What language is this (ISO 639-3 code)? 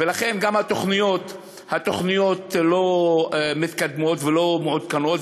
heb